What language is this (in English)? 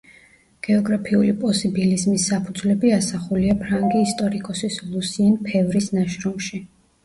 Georgian